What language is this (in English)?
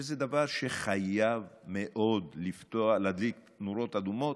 Hebrew